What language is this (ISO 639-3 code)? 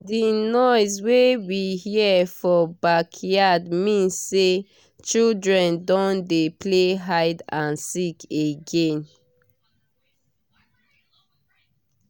pcm